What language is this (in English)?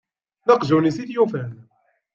Kabyle